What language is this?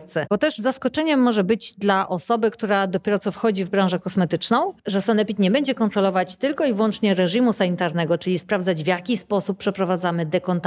Polish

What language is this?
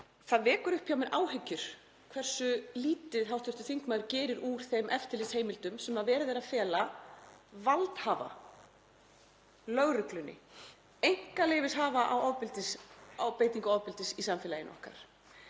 Icelandic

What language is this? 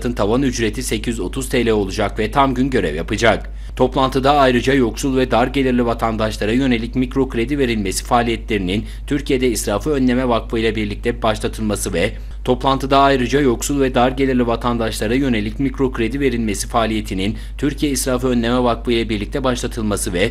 Turkish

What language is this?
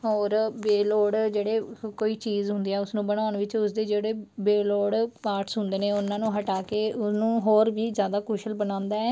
Punjabi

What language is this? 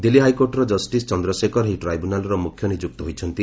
Odia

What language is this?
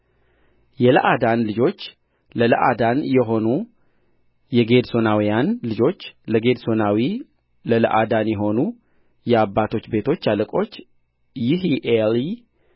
Amharic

